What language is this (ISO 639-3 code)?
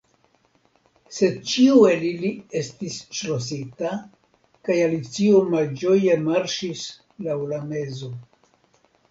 epo